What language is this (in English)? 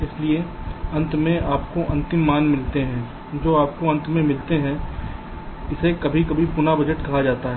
Hindi